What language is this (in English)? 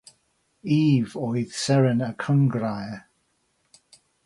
Welsh